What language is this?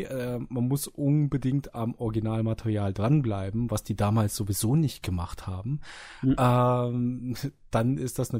German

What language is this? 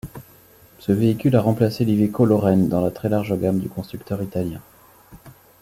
French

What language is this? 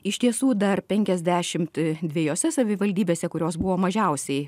Lithuanian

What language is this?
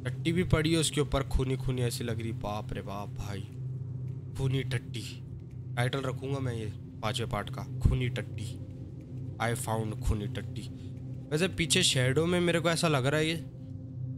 Hindi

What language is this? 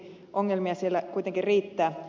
Finnish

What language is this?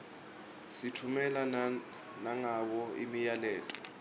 Swati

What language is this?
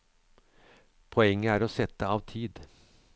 Norwegian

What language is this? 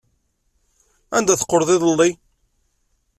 Kabyle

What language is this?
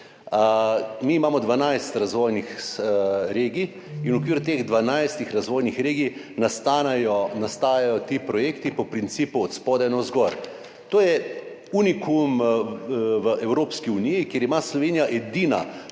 Slovenian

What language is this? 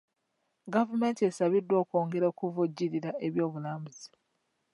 Ganda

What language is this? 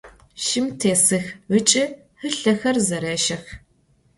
Adyghe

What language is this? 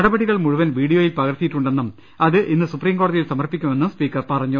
Malayalam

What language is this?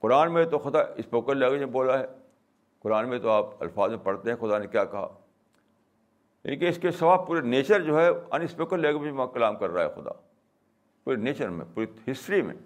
Urdu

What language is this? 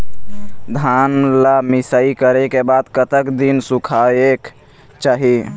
Chhattisgarhi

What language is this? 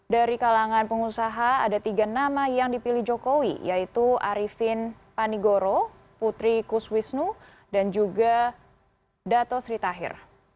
Indonesian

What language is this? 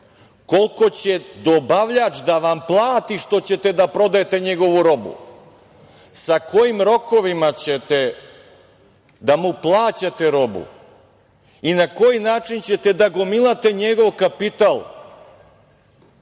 Serbian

